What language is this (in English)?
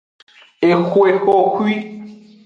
Aja (Benin)